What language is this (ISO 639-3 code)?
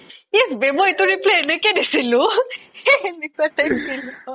asm